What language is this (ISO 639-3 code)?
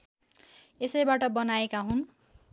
nep